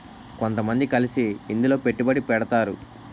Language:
Telugu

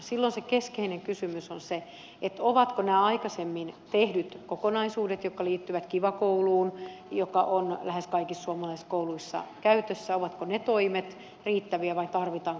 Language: Finnish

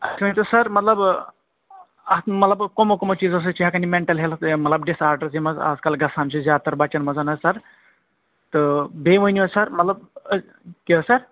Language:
Kashmiri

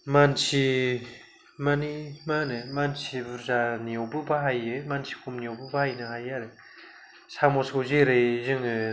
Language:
Bodo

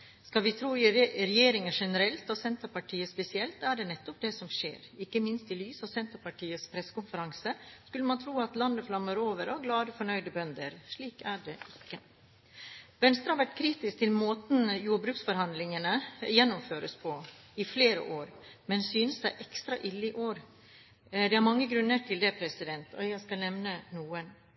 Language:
Norwegian Bokmål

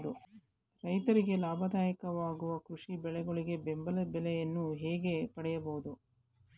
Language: Kannada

